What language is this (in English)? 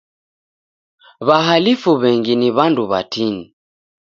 Taita